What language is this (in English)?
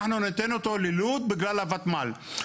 Hebrew